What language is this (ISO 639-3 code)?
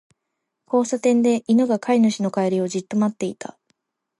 jpn